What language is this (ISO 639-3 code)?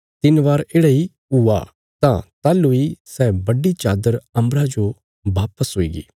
kfs